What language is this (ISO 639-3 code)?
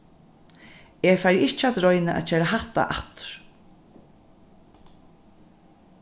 fao